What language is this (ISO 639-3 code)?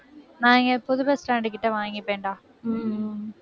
tam